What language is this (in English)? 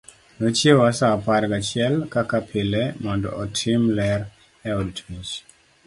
Luo (Kenya and Tanzania)